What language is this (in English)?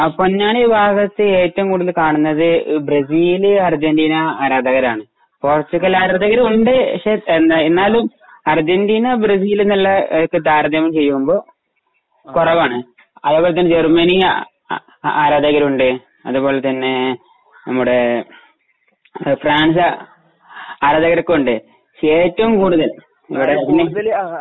Malayalam